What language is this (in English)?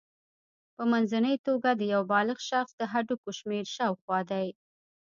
Pashto